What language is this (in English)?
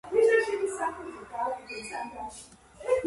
Georgian